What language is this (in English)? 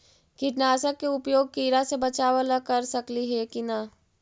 Magahi